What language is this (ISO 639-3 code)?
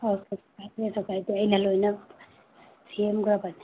mni